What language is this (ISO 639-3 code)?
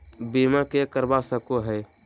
mag